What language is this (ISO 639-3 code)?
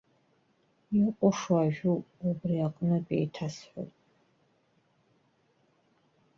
abk